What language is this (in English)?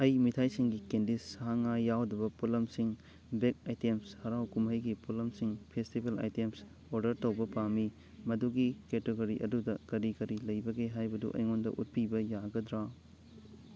Manipuri